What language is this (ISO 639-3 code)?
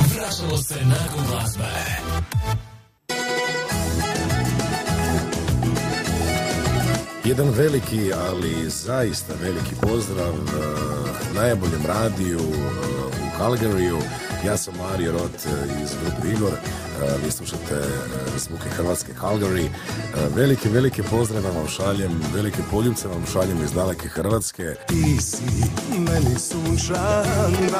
hrv